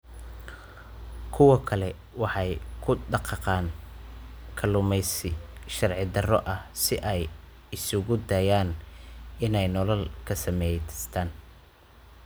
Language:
Somali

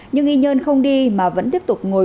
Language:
Vietnamese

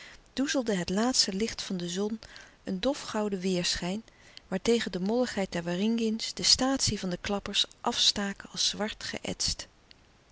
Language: Dutch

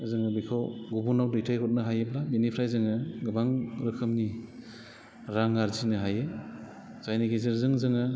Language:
Bodo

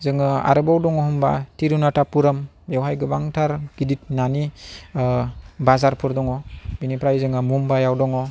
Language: Bodo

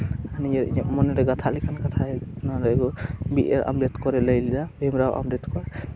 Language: Santali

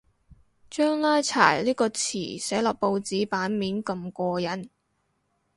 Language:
Cantonese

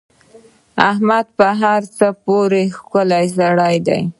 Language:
Pashto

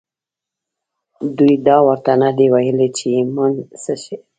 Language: Pashto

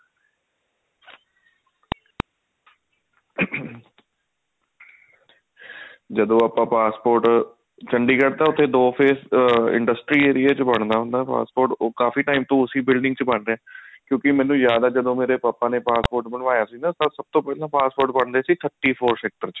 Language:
Punjabi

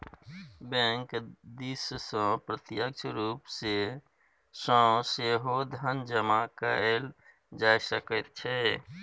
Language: Maithili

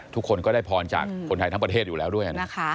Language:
Thai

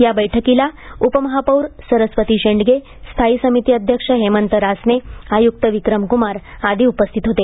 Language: Marathi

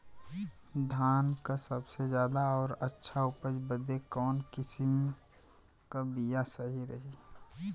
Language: Bhojpuri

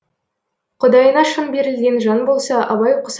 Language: Kazakh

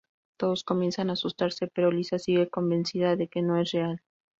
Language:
Spanish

